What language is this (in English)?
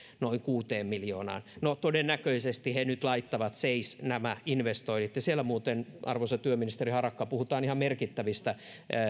Finnish